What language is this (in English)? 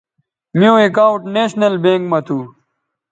Bateri